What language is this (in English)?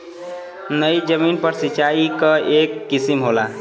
Bhojpuri